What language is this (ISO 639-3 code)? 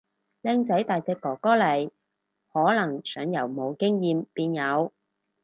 yue